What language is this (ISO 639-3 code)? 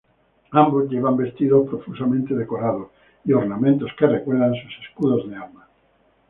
spa